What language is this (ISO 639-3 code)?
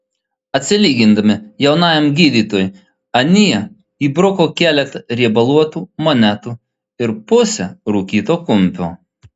lit